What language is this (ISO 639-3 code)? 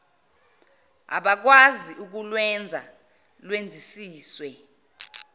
zul